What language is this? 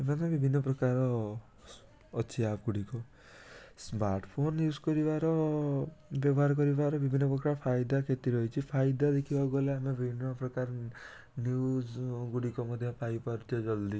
Odia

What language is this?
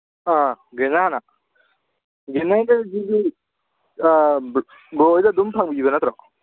Manipuri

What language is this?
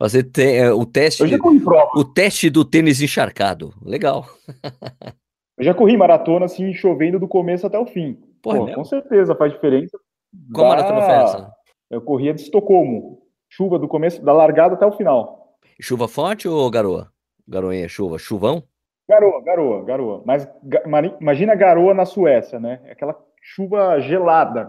Portuguese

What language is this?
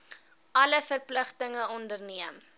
Afrikaans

